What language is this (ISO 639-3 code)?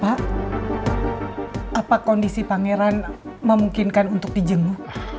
ind